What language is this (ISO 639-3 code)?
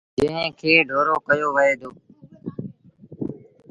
sbn